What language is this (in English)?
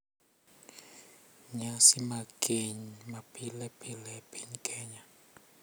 Luo (Kenya and Tanzania)